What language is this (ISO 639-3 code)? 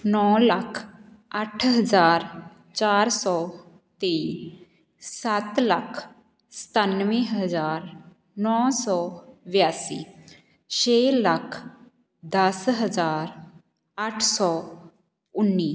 pan